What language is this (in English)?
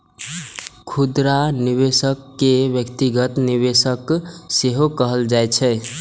Maithili